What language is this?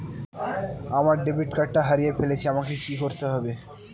Bangla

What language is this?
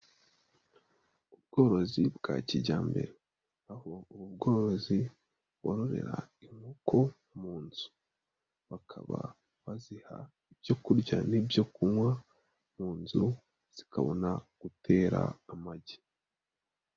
Kinyarwanda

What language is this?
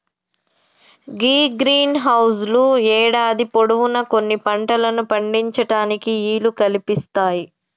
Telugu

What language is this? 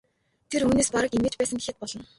Mongolian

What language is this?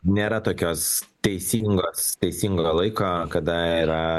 Lithuanian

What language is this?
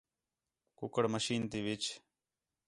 Khetrani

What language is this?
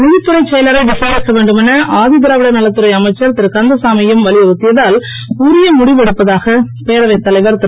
Tamil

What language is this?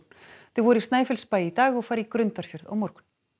Icelandic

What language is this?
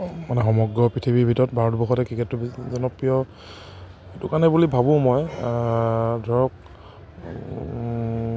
Assamese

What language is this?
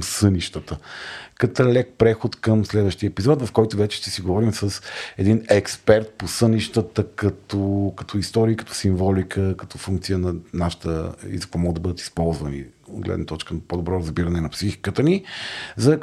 Bulgarian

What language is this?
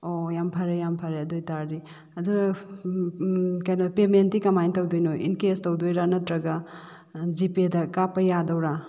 Manipuri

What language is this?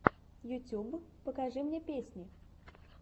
Russian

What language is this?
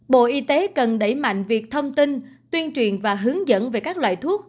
Vietnamese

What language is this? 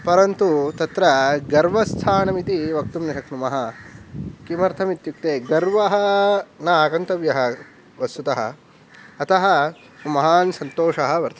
Sanskrit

